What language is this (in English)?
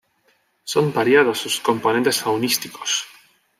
Spanish